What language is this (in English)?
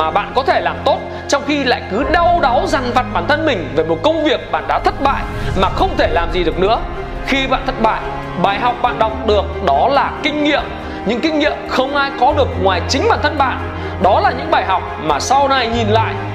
Vietnamese